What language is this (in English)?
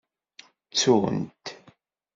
Kabyle